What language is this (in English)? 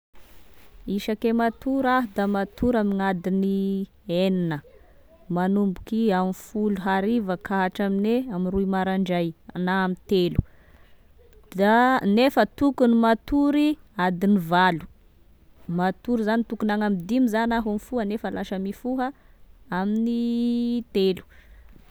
Tesaka Malagasy